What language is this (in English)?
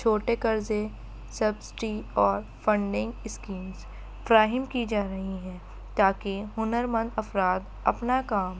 Urdu